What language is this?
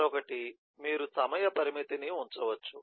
Telugu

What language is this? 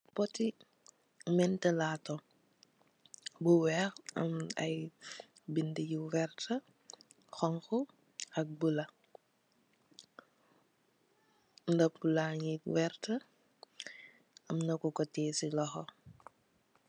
Wolof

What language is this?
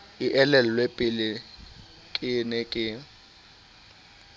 Southern Sotho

